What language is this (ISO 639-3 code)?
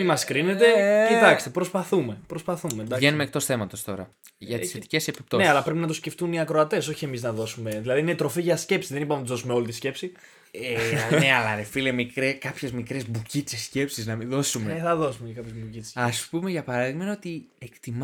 ell